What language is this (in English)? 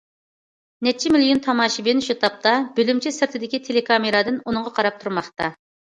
Uyghur